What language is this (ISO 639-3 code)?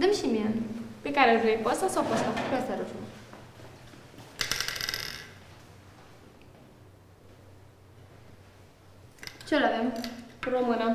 ron